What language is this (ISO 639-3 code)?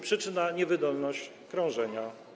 pol